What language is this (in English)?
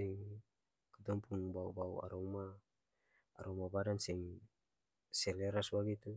Ambonese Malay